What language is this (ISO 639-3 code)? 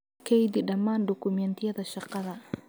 som